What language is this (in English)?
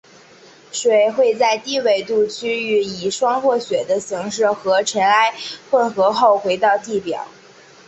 Chinese